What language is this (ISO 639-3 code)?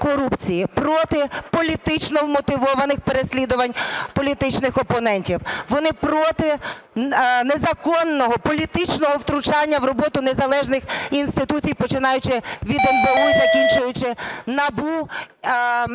ukr